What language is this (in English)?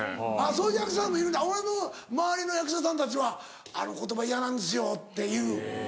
Japanese